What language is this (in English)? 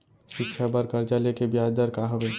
Chhattisgarhi